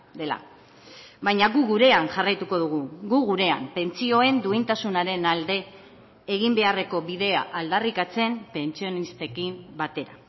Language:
Basque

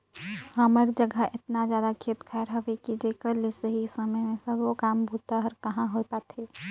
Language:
Chhattisgarhi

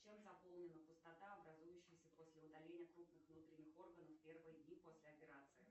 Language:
Russian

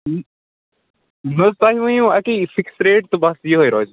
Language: Kashmiri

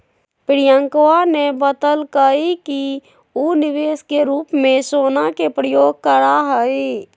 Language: Magahi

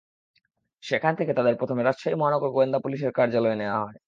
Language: Bangla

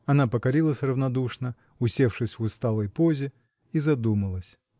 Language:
Russian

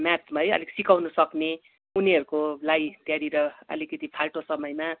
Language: Nepali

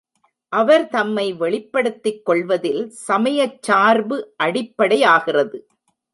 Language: Tamil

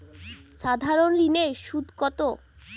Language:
Bangla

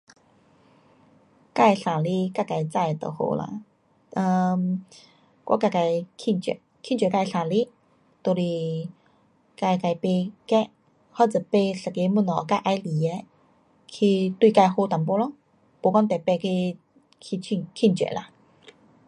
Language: Pu-Xian Chinese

